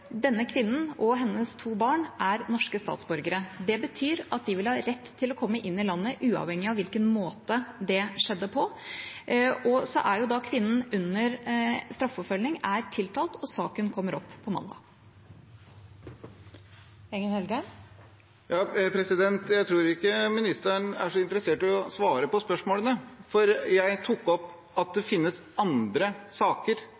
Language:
Norwegian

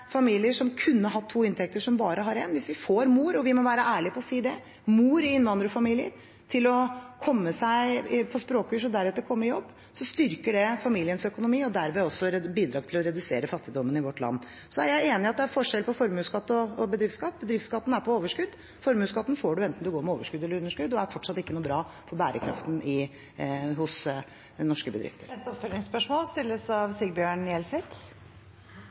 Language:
Norwegian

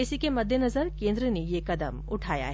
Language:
Hindi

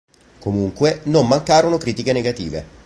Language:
Italian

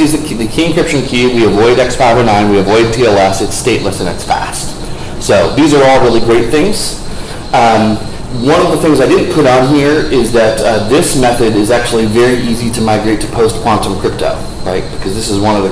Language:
English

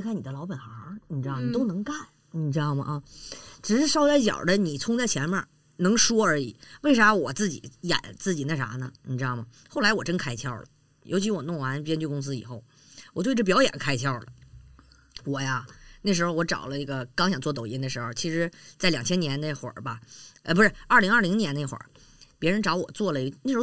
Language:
Chinese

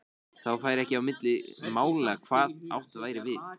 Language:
Icelandic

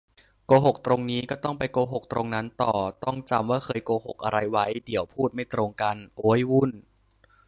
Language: Thai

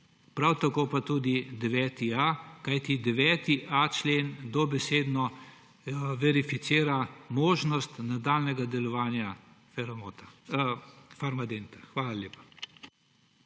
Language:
Slovenian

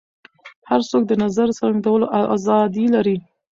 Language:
Pashto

